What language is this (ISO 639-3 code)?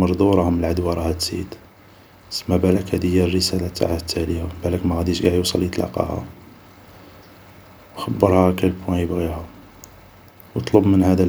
arq